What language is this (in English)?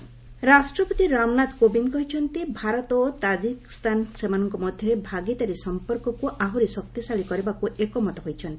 Odia